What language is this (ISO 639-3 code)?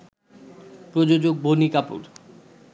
ben